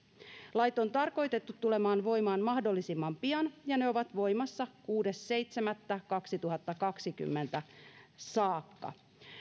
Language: Finnish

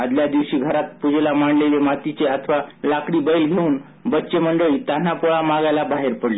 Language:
Marathi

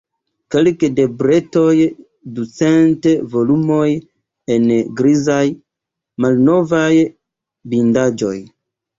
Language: Esperanto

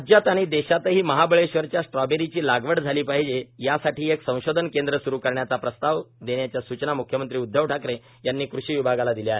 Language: Marathi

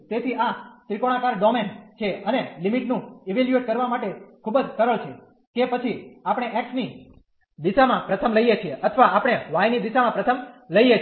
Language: Gujarati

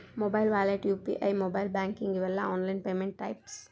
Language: Kannada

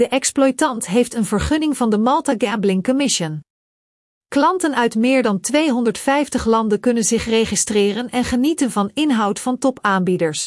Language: Dutch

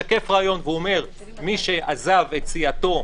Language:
Hebrew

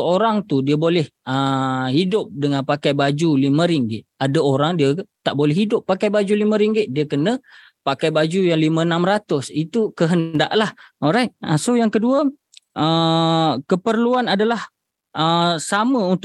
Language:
Malay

